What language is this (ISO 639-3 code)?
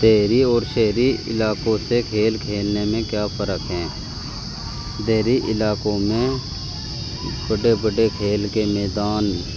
urd